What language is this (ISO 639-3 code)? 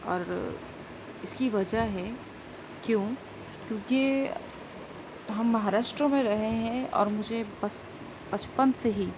urd